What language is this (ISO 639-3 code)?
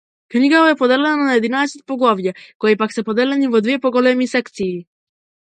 mkd